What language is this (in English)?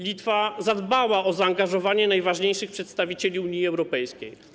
Polish